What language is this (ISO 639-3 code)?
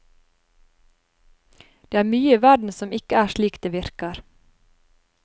nor